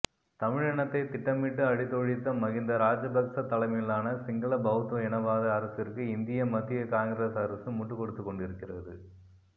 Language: Tamil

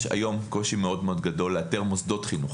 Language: Hebrew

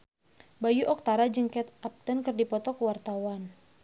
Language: Sundanese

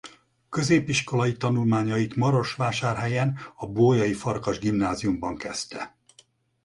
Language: Hungarian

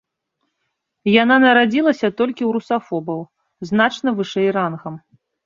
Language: Belarusian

